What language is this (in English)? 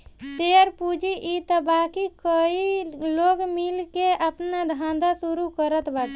Bhojpuri